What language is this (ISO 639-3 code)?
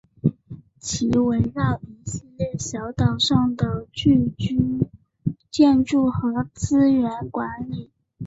zho